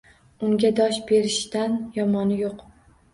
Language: Uzbek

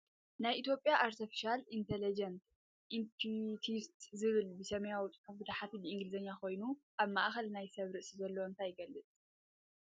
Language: Tigrinya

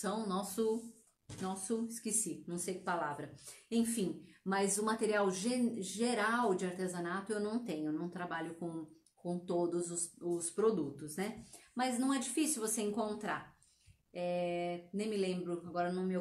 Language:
Portuguese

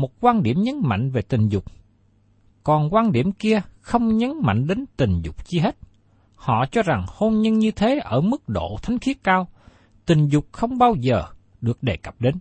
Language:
Vietnamese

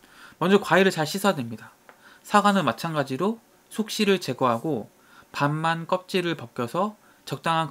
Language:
Korean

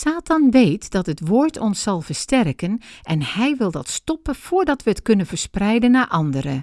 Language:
Dutch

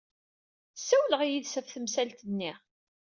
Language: Kabyle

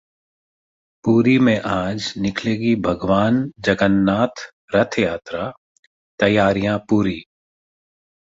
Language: Hindi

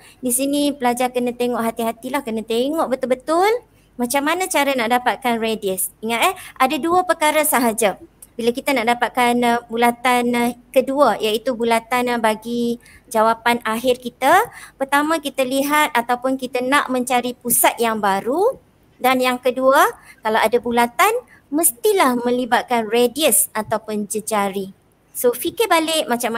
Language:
Malay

